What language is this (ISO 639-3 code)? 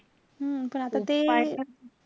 mar